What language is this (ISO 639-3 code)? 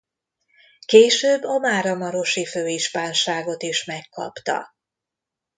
hun